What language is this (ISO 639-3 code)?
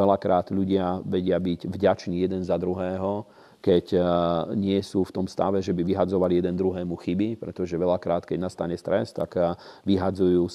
slk